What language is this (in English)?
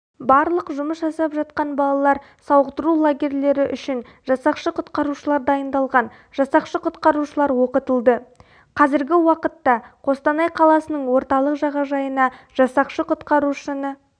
Kazakh